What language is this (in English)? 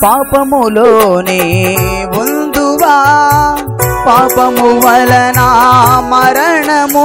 Telugu